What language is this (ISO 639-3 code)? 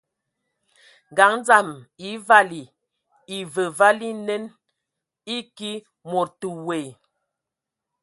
ewo